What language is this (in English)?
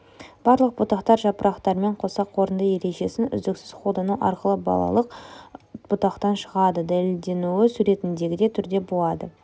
Kazakh